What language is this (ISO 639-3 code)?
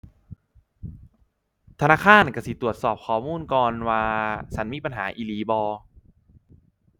tha